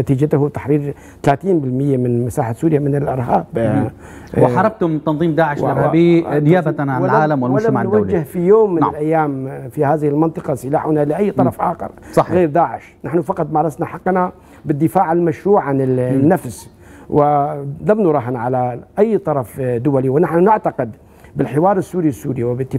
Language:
Arabic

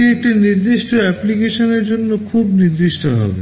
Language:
Bangla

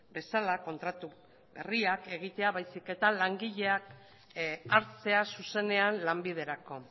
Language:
Basque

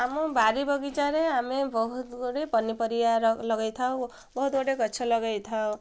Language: Odia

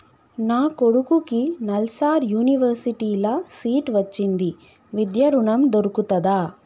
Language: Telugu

